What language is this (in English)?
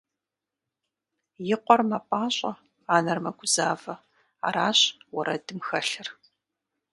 Kabardian